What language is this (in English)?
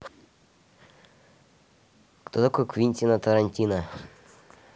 Russian